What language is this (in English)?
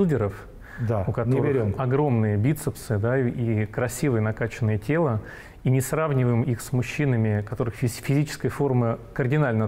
Russian